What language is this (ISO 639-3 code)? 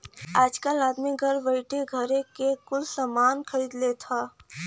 bho